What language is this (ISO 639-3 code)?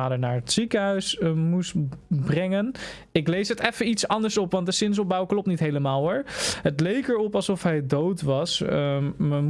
nld